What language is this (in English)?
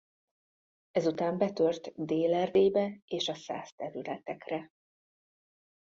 Hungarian